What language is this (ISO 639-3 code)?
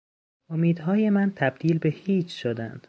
fas